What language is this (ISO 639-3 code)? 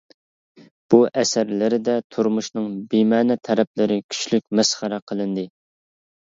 uig